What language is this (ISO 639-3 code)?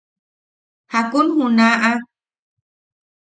yaq